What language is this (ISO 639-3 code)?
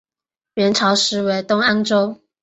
zho